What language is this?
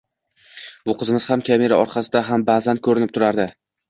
Uzbek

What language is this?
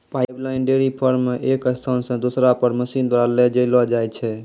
Maithili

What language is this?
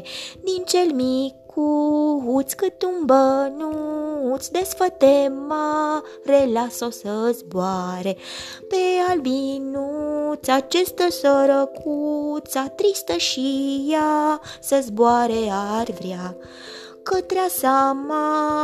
Romanian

